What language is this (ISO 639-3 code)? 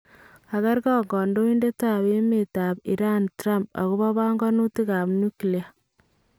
kln